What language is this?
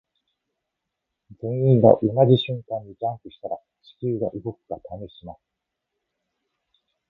Japanese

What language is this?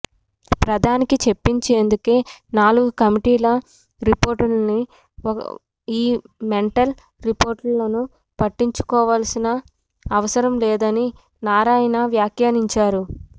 Telugu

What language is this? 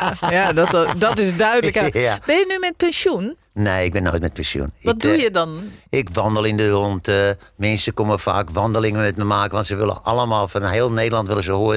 Dutch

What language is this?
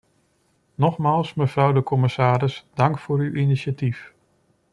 Dutch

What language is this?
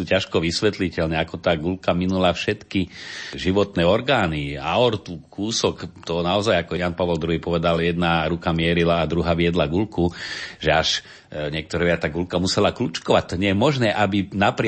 Slovak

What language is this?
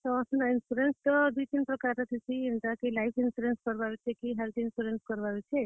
Odia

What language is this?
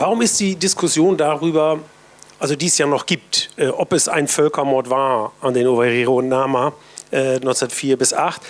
German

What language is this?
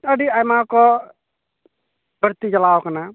Santali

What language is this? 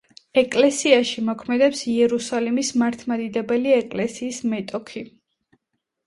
Georgian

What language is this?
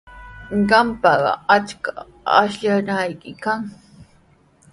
Sihuas Ancash Quechua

